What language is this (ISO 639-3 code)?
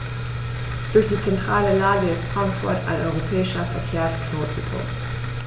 deu